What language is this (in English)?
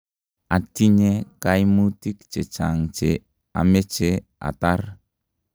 Kalenjin